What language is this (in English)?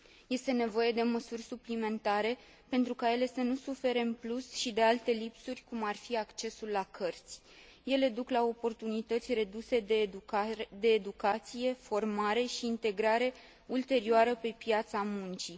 Romanian